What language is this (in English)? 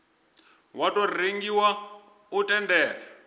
Venda